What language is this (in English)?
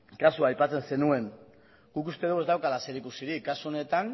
Basque